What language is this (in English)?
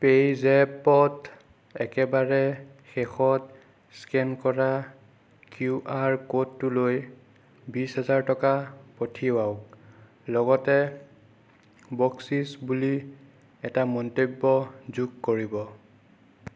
Assamese